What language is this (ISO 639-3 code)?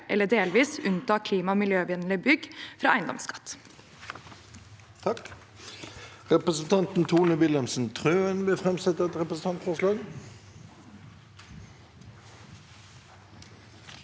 nor